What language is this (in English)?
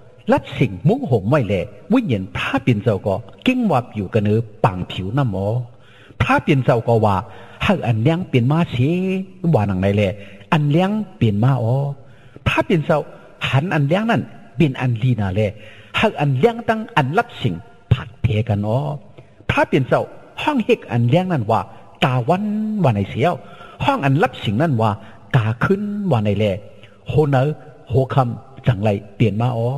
Thai